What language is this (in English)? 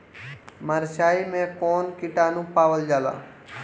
Bhojpuri